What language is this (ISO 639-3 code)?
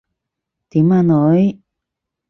yue